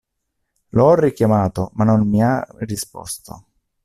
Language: Italian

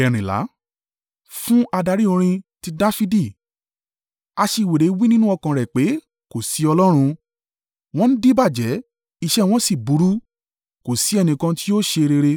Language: Yoruba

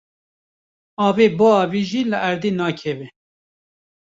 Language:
Kurdish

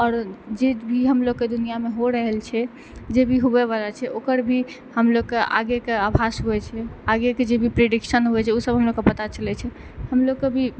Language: Maithili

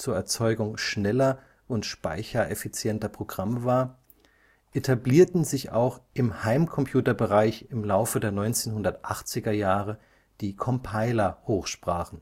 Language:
German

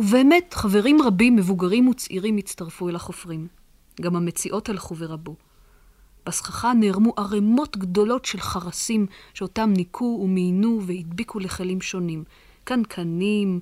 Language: Hebrew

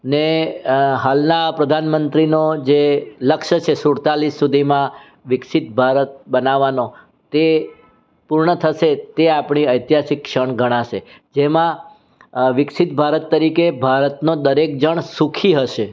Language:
Gujarati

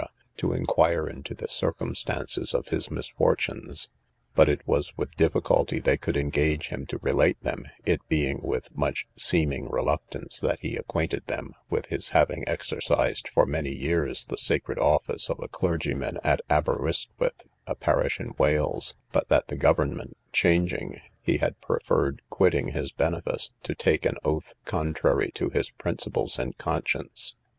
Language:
English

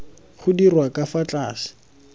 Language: Tswana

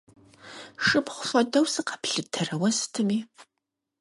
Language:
Kabardian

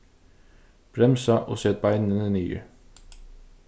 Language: Faroese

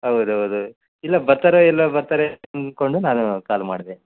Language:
Kannada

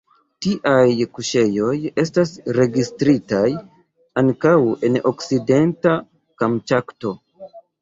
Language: Esperanto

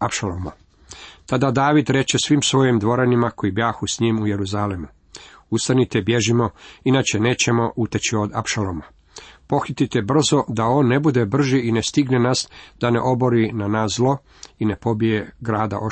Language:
Croatian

